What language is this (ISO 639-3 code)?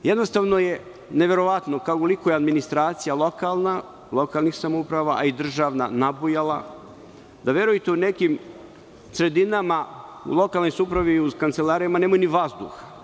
srp